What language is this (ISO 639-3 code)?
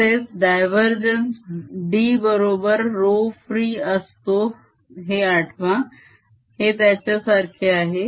mar